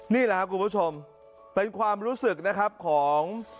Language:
Thai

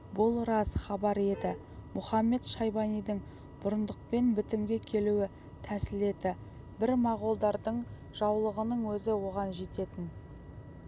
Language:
Kazakh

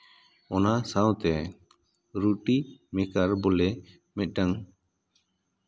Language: Santali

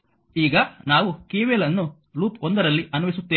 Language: Kannada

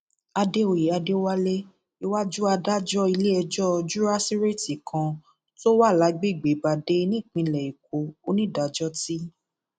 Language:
Yoruba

